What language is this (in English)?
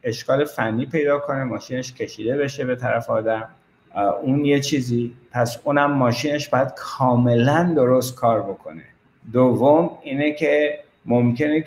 Persian